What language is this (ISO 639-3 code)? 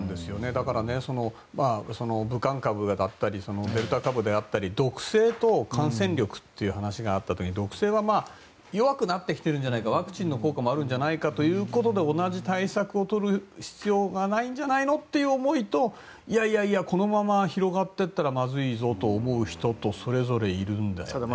jpn